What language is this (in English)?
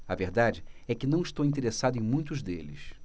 Portuguese